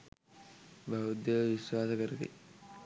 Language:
Sinhala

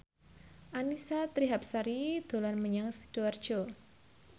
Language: Javanese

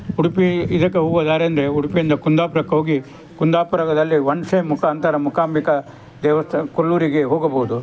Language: Kannada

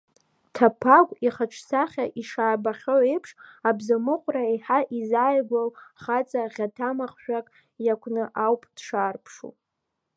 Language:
Abkhazian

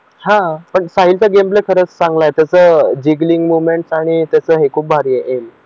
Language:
Marathi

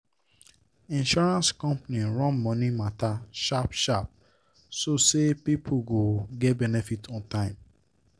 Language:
Nigerian Pidgin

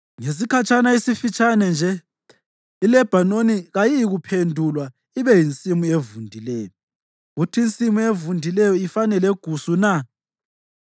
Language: North Ndebele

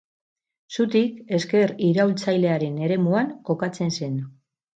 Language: Basque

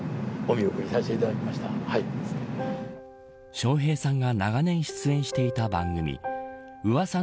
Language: Japanese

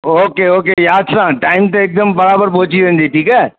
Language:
Sindhi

